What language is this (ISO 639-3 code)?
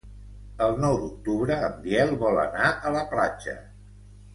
cat